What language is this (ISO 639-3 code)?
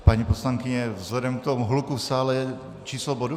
ces